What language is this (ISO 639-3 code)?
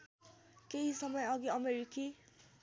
nep